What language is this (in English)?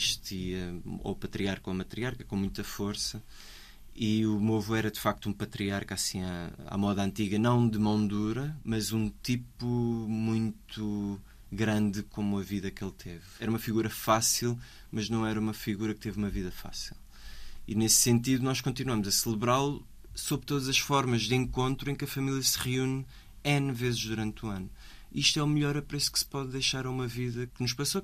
Portuguese